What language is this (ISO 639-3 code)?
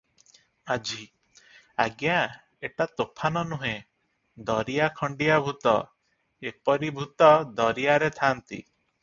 ori